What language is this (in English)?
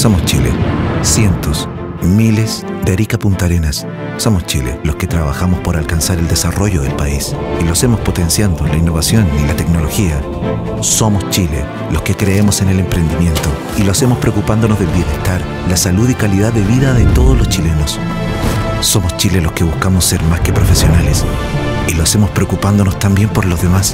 Spanish